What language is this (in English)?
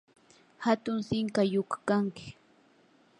Yanahuanca Pasco Quechua